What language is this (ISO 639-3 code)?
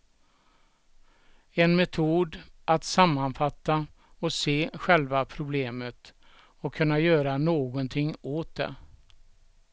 swe